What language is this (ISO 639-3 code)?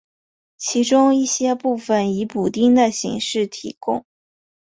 zho